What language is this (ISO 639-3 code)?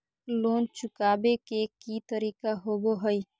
mag